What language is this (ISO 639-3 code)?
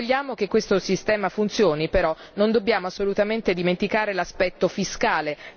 ita